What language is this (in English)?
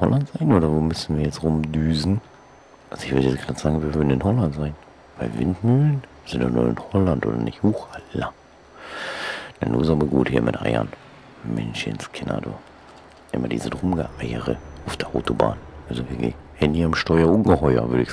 German